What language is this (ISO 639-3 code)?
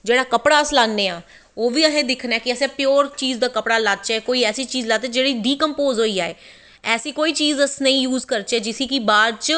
doi